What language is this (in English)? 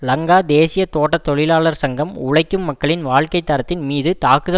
Tamil